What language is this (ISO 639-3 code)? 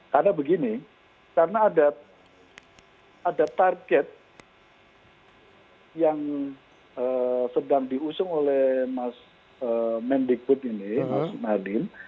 ind